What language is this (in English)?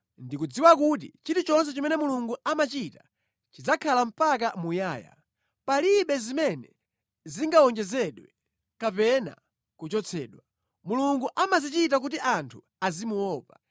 Nyanja